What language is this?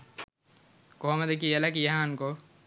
Sinhala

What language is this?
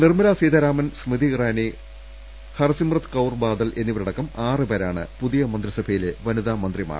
Malayalam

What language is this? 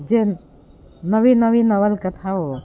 Gujarati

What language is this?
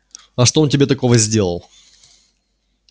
Russian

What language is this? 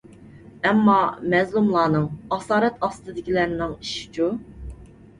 Uyghur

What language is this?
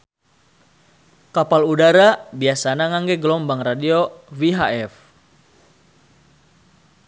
Sundanese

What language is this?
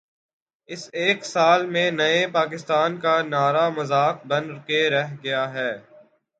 Urdu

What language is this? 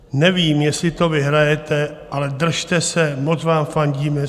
Czech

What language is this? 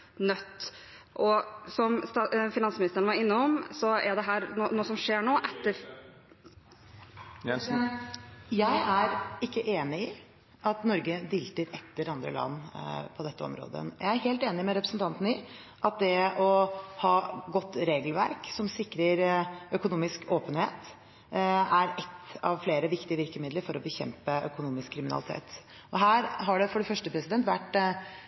Norwegian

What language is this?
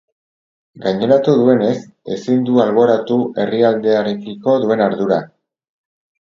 Basque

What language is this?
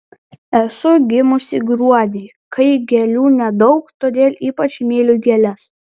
Lithuanian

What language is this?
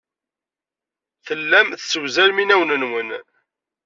Kabyle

